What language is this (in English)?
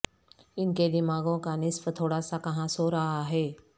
Urdu